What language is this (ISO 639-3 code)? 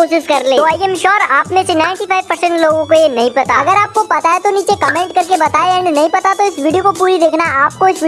hin